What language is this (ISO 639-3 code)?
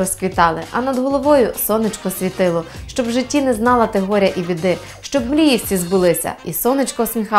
ukr